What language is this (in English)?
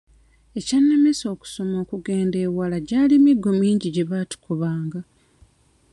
Ganda